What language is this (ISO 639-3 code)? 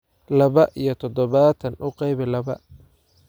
som